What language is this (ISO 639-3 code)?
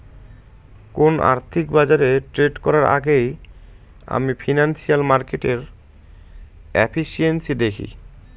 ben